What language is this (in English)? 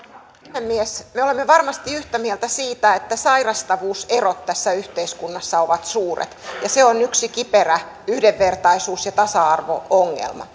Finnish